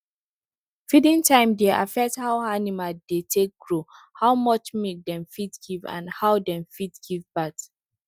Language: Nigerian Pidgin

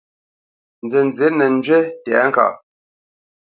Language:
Bamenyam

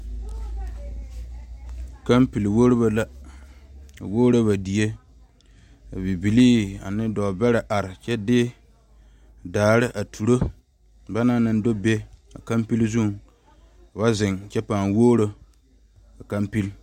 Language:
Southern Dagaare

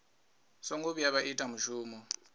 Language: Venda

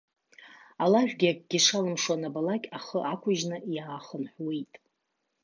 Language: Abkhazian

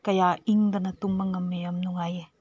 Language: Manipuri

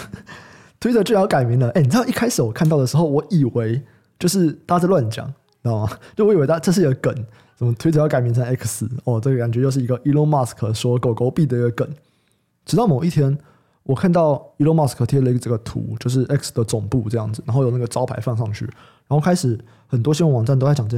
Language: Chinese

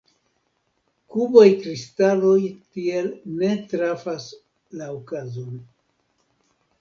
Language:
Esperanto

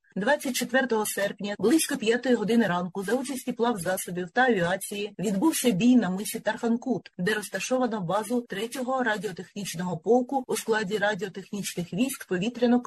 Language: Ukrainian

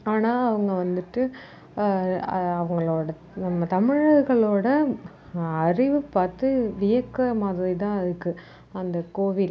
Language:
Tamil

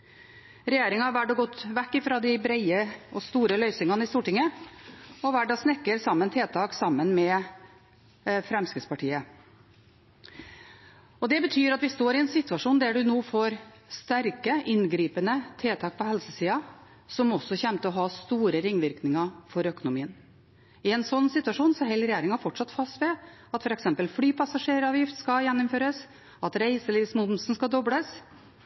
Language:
Norwegian Bokmål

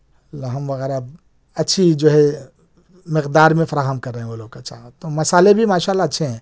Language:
Urdu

